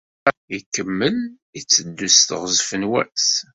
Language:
Kabyle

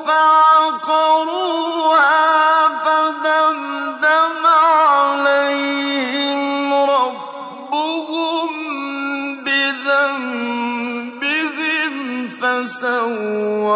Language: Arabic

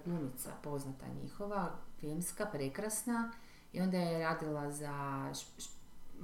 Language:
Croatian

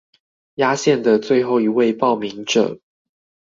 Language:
Chinese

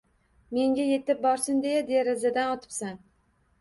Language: Uzbek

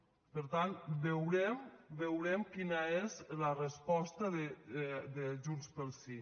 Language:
Catalan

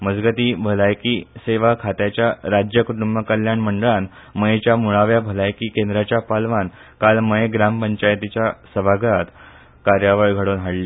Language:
Konkani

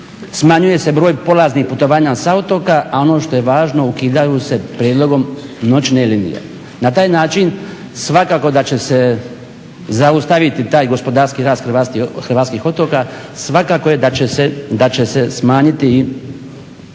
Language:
Croatian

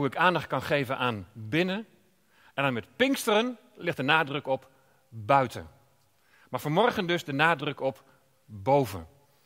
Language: Dutch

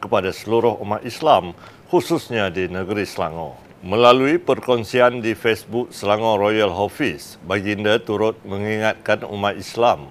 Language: Malay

